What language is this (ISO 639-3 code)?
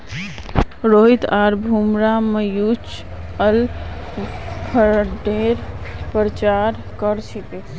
mag